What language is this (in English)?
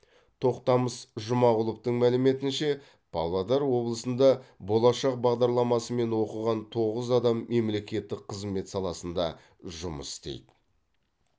Kazakh